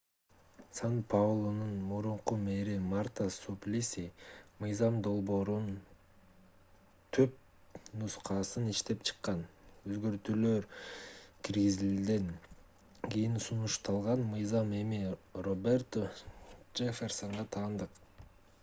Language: Kyrgyz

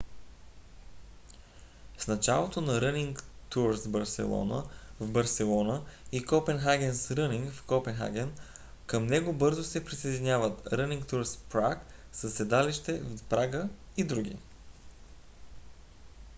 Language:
Bulgarian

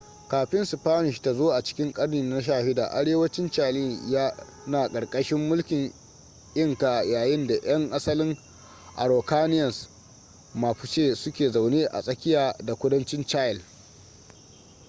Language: Hausa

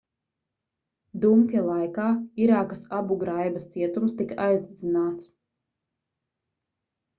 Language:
Latvian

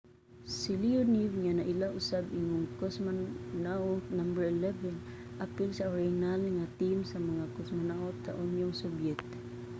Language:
Cebuano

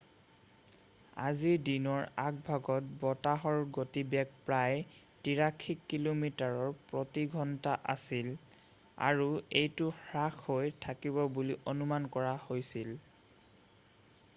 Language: Assamese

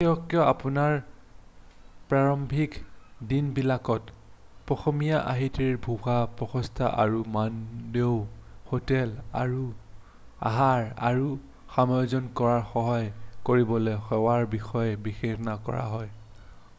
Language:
Assamese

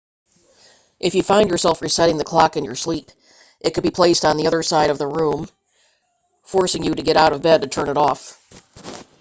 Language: English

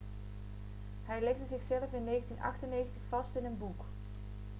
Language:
Dutch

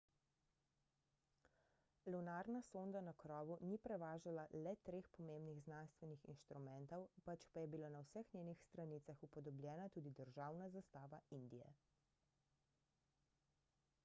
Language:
Slovenian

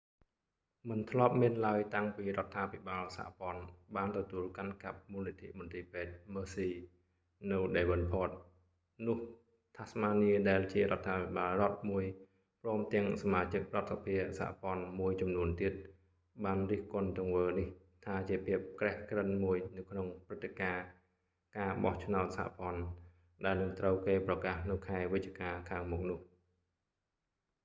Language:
Khmer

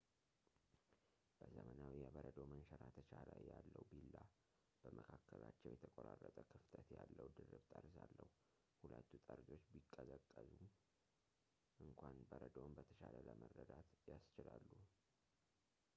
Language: Amharic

